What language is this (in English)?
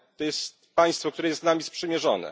Polish